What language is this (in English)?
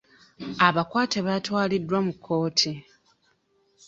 Ganda